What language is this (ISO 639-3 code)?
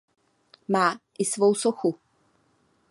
ces